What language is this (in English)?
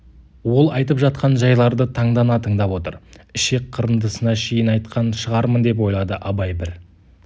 Kazakh